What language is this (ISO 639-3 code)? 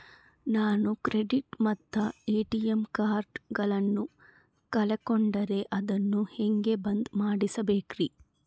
kan